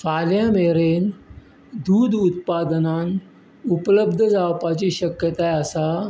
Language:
Konkani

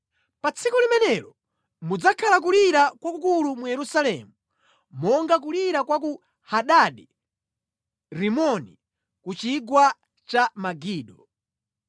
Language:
Nyanja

